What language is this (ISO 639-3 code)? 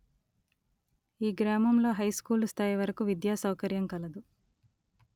tel